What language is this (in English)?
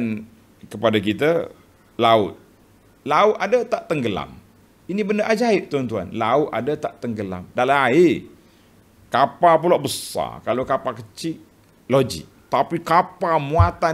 Malay